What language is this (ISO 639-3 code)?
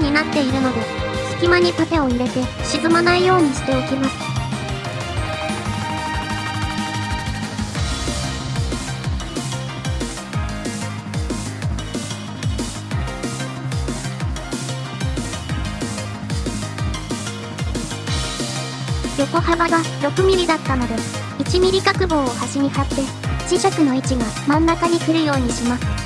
jpn